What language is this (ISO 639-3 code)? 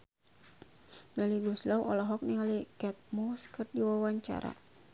sun